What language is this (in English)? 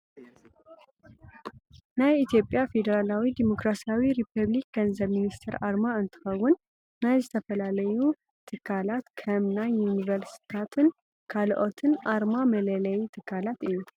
Tigrinya